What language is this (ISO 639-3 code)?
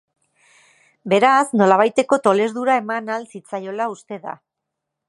eus